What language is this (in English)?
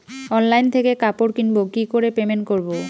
Bangla